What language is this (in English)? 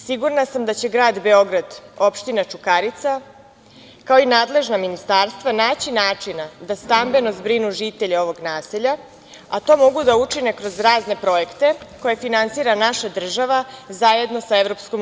Serbian